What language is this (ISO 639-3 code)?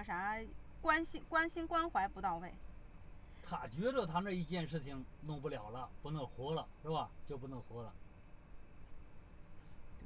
zho